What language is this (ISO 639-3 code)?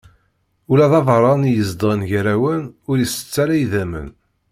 kab